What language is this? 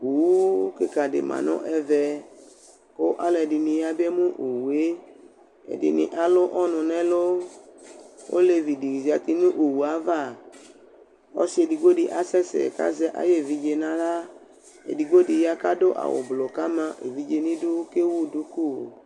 Ikposo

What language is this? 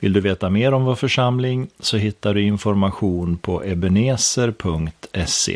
Swedish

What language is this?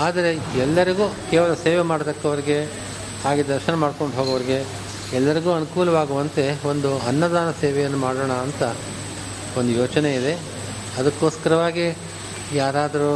Kannada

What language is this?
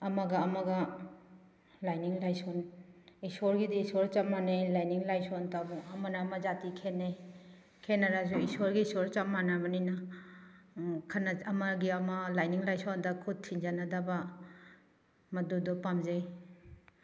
Manipuri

